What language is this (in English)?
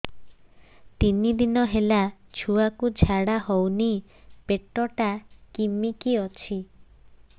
Odia